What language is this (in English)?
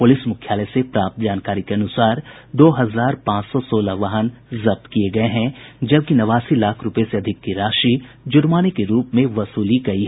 Hindi